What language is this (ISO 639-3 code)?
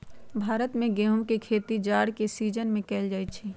mag